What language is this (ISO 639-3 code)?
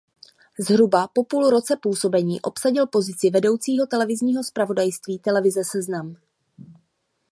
ces